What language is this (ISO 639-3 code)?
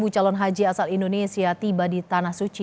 ind